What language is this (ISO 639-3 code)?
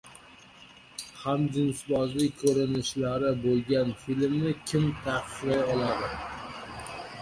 uzb